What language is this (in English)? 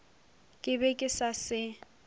Northern Sotho